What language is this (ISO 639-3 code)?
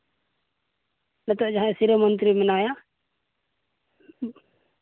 sat